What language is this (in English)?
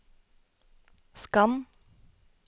Norwegian